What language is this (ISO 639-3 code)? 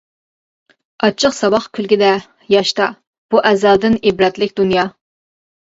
uig